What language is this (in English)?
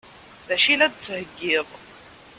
Kabyle